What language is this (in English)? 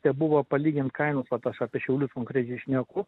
Lithuanian